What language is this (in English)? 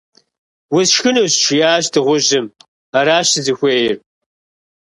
Kabardian